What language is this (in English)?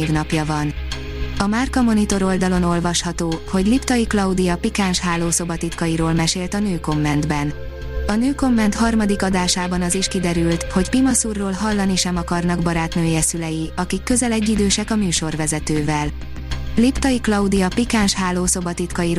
Hungarian